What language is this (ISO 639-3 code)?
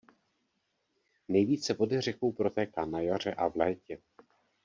ces